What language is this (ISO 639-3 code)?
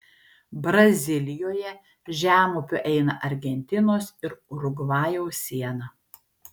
lit